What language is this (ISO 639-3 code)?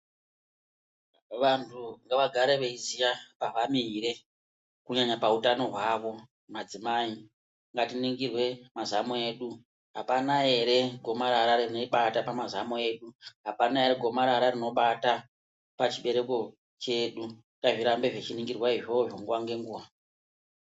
ndc